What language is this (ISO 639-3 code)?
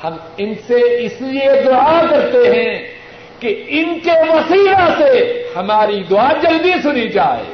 urd